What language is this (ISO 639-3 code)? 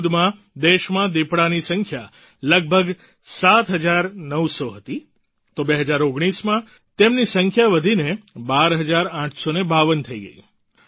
guj